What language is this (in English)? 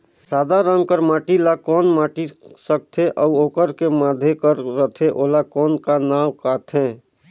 Chhattisgarhi